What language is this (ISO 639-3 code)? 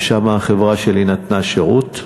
heb